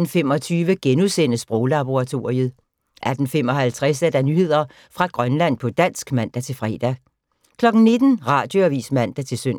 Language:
Danish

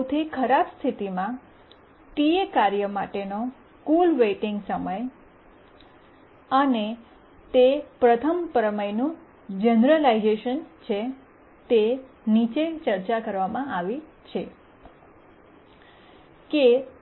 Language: Gujarati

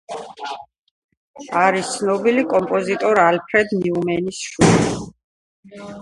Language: Georgian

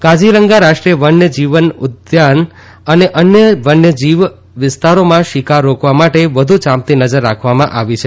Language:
Gujarati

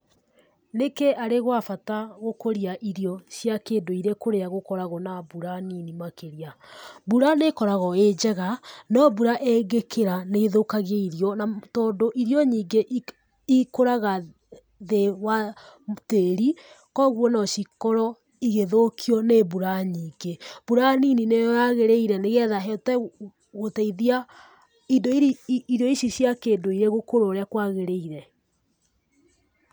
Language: Kikuyu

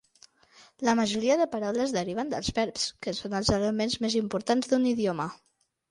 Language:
Catalan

